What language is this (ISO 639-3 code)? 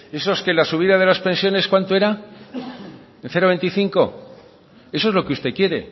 spa